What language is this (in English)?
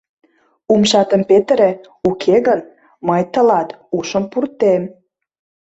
Mari